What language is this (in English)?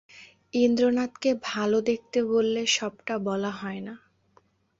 Bangla